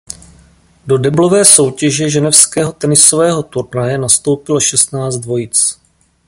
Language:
Czech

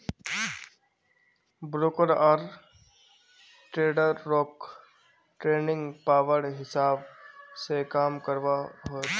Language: Magahi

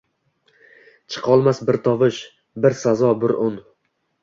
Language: Uzbek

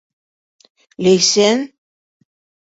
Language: Bashkir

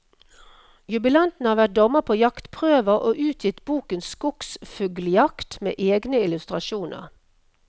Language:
Norwegian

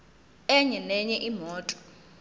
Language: Zulu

